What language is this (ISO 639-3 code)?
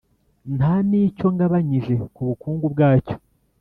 kin